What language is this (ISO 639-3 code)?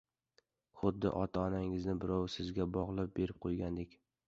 uzb